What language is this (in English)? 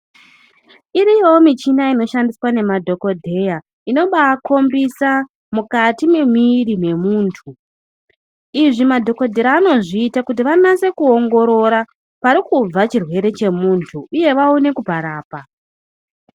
Ndau